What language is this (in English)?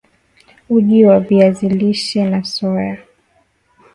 Swahili